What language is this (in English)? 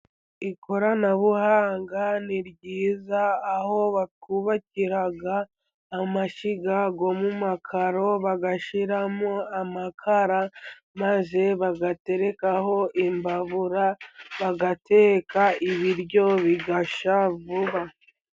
Kinyarwanda